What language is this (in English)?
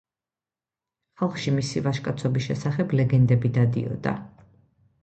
Georgian